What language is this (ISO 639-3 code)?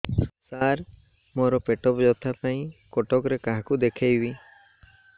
ori